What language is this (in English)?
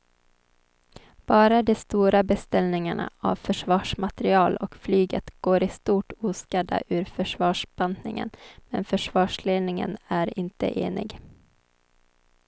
Swedish